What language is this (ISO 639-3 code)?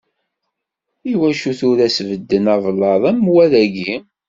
kab